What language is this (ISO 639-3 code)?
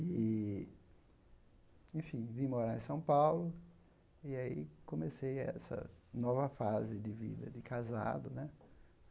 por